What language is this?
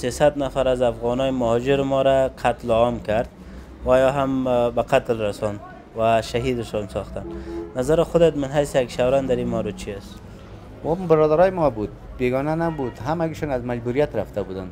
Persian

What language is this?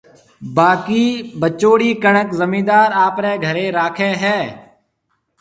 Marwari (Pakistan)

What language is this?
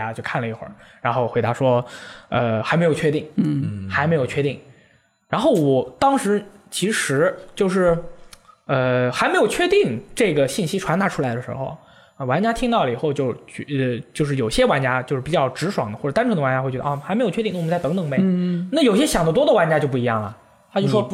Chinese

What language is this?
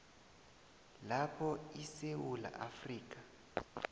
South Ndebele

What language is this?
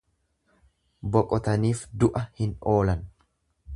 Oromo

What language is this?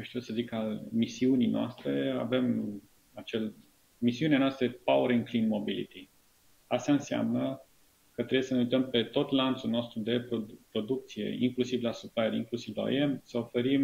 Romanian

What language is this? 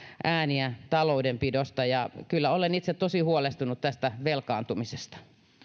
Finnish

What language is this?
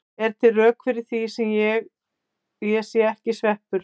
Icelandic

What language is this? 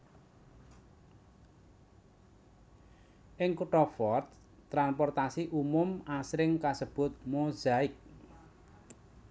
Javanese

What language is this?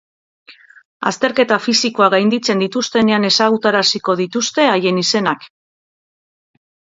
Basque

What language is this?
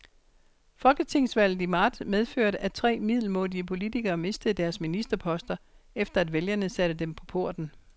Danish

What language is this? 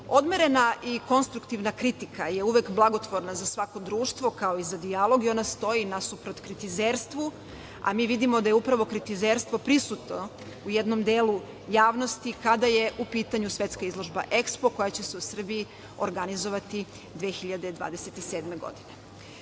Serbian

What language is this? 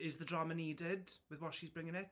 English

